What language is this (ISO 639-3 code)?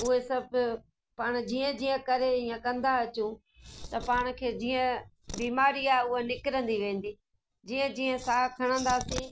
snd